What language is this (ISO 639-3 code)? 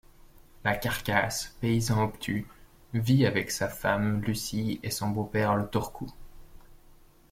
fra